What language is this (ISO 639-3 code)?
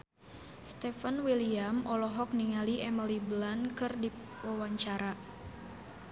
sun